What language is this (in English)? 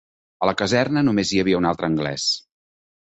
Catalan